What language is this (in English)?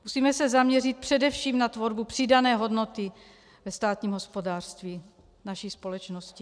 Czech